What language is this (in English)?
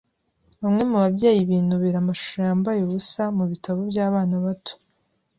Kinyarwanda